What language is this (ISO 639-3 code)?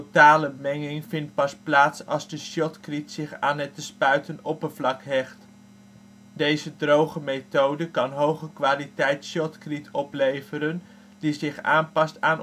nld